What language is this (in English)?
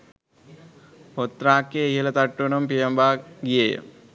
Sinhala